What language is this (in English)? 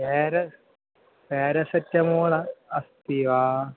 Sanskrit